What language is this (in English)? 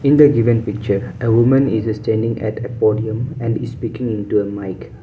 English